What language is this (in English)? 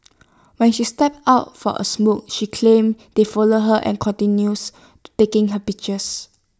English